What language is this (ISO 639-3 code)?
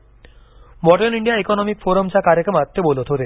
mar